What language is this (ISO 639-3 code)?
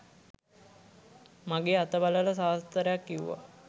sin